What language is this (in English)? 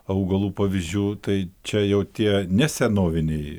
Lithuanian